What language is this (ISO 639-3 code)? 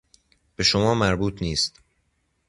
fas